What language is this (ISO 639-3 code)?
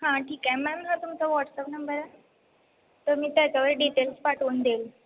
mar